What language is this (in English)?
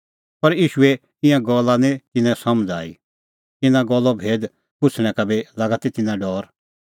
Kullu Pahari